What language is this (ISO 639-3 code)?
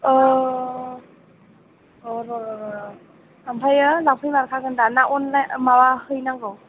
brx